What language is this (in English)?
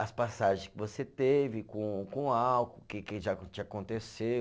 Portuguese